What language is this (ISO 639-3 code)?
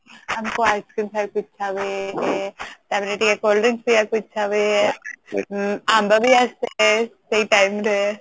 ori